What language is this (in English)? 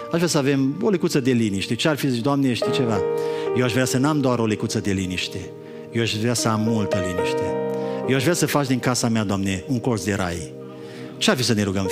Romanian